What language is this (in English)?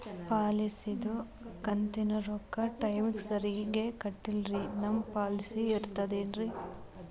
Kannada